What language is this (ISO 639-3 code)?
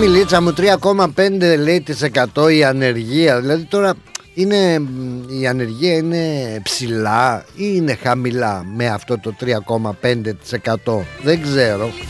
ell